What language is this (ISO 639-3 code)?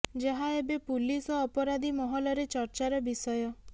ori